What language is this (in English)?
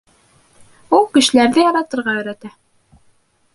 Bashkir